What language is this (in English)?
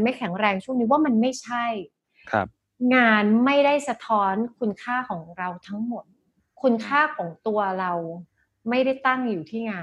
Thai